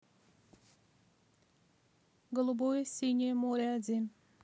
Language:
Russian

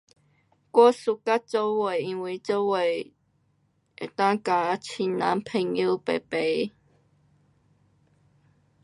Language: Pu-Xian Chinese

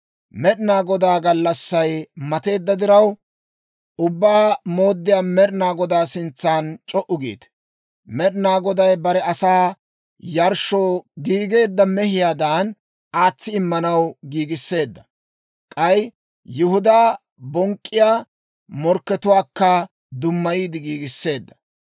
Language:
Dawro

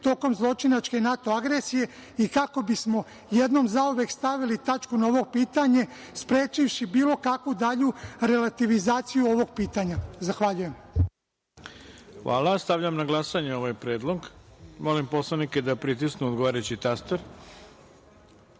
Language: Serbian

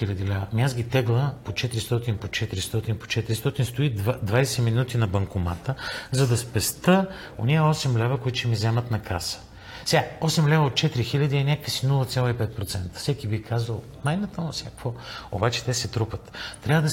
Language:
Bulgarian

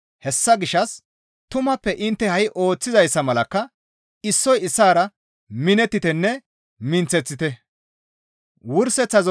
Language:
Gamo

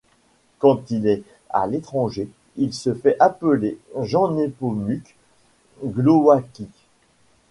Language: French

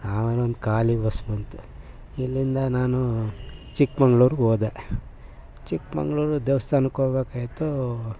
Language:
Kannada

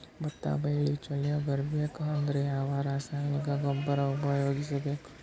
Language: Kannada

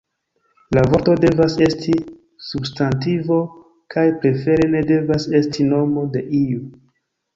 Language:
Esperanto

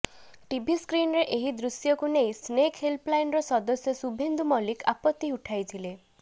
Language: Odia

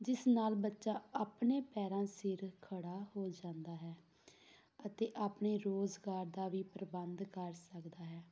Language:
Punjabi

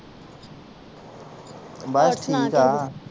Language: Punjabi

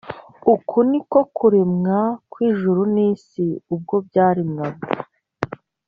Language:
Kinyarwanda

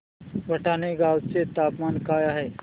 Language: Marathi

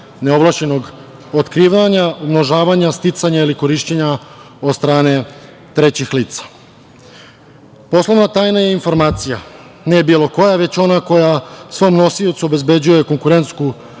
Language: Serbian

